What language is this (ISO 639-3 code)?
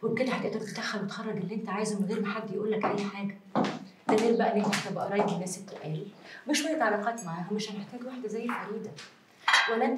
ara